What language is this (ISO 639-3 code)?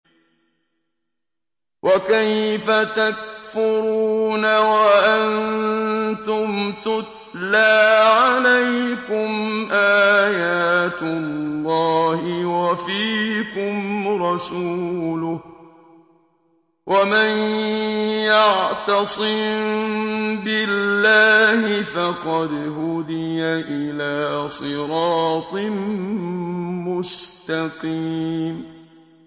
ara